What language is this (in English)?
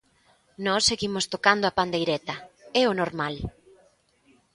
Galician